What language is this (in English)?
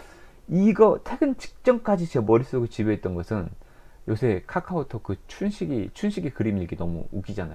Korean